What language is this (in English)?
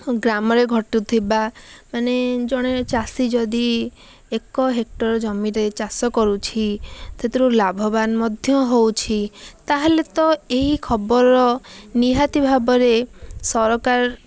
Odia